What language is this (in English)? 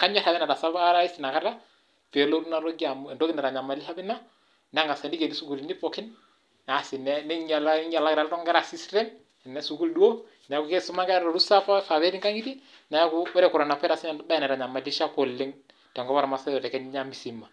Masai